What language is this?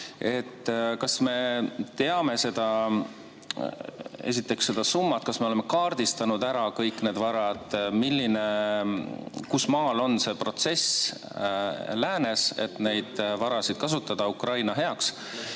Estonian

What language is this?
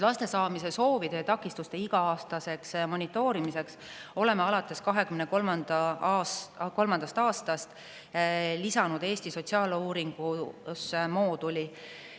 Estonian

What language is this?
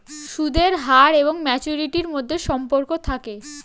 Bangla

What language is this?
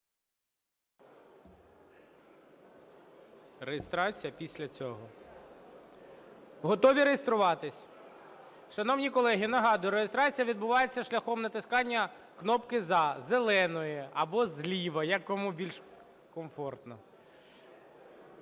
Ukrainian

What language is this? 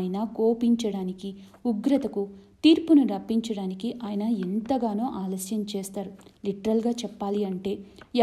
Telugu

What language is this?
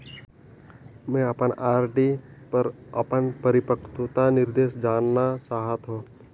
Chhattisgarhi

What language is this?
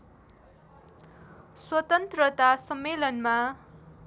Nepali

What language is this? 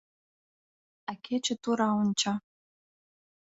Mari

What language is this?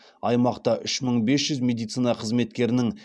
Kazakh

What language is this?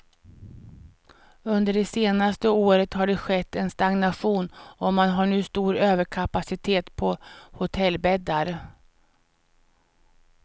Swedish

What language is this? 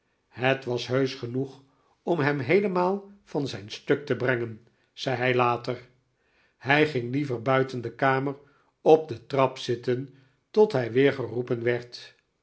Dutch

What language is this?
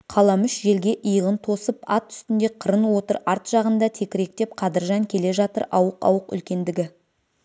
Kazakh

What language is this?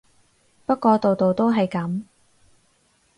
Cantonese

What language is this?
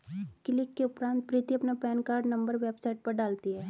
Hindi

